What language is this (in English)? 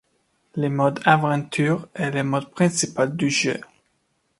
French